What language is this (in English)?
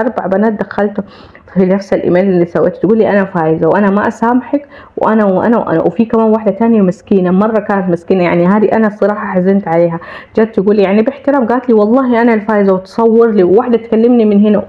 Arabic